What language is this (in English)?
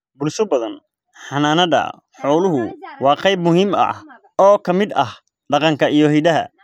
Somali